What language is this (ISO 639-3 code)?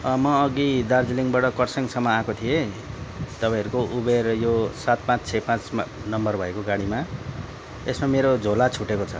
nep